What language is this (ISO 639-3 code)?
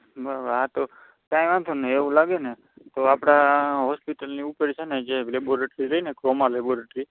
guj